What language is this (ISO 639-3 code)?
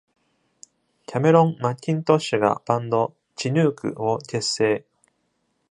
jpn